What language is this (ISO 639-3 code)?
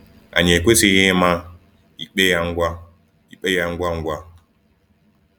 ibo